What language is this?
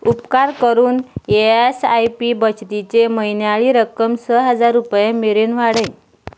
Konkani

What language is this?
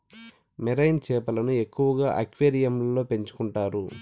Telugu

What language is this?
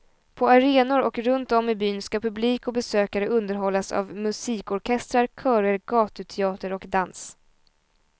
Swedish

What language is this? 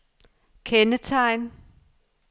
Danish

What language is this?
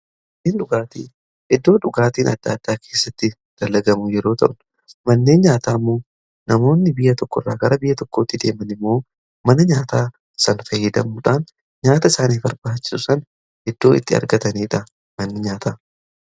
Oromo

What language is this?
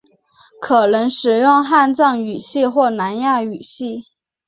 Chinese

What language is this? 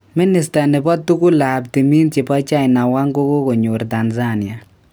Kalenjin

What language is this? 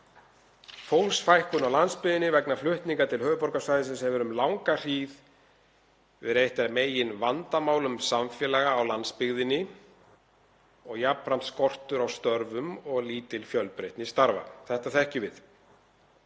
Icelandic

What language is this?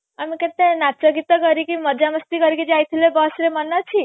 Odia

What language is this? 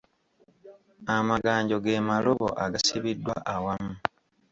Ganda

